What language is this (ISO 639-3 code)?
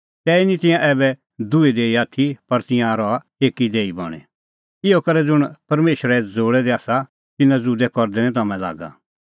kfx